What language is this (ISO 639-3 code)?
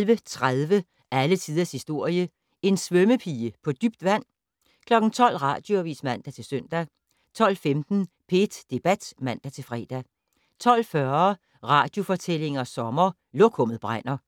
dan